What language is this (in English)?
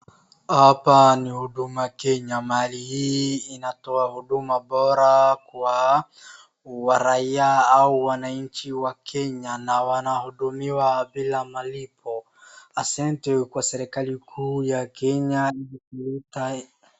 Swahili